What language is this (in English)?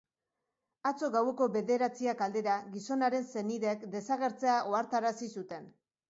Basque